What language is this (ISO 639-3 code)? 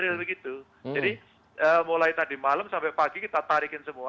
ind